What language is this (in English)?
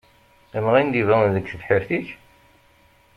Kabyle